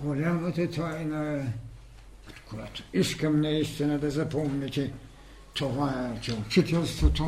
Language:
Bulgarian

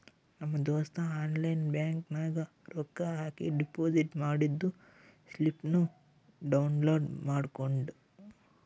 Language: Kannada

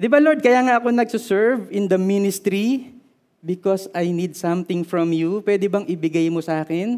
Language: Filipino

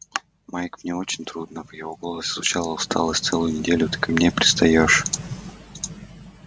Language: Russian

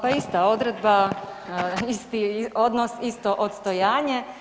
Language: Croatian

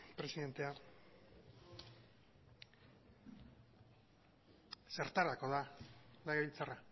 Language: Basque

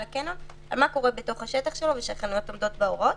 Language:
Hebrew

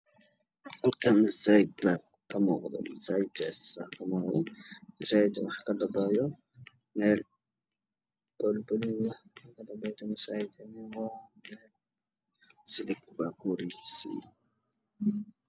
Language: Somali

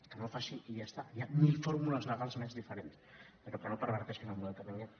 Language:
Catalan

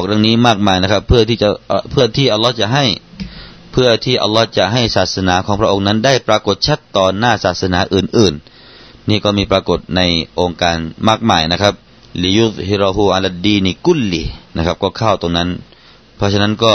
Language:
Thai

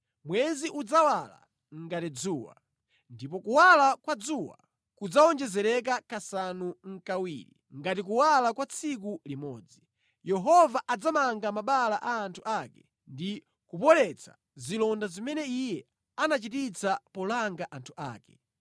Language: Nyanja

